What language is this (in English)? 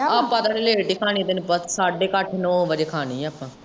Punjabi